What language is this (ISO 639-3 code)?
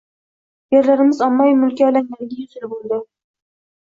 uzb